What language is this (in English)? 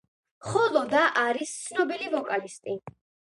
Georgian